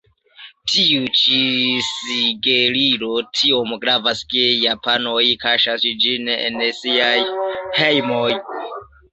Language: Esperanto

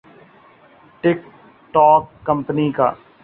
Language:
Urdu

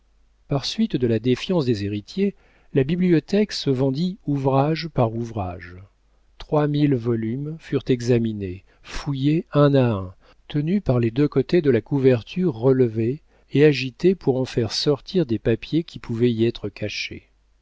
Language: French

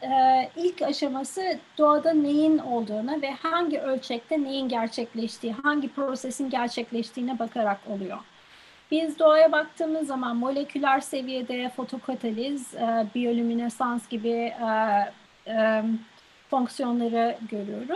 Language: Turkish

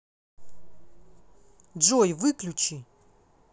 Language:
Russian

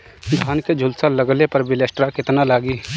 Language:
Bhojpuri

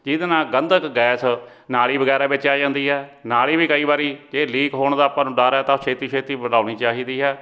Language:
Punjabi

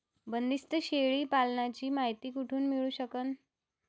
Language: Marathi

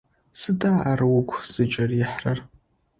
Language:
Adyghe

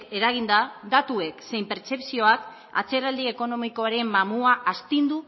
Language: Basque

